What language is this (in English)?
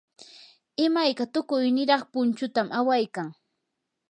Yanahuanca Pasco Quechua